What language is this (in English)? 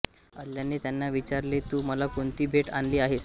Marathi